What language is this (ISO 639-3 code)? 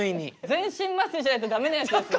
jpn